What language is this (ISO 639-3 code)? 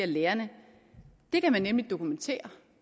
dan